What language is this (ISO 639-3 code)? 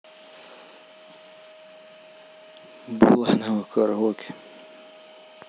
rus